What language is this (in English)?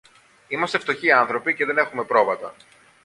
Greek